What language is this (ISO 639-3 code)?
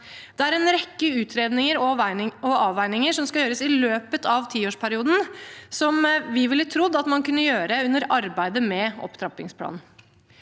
nor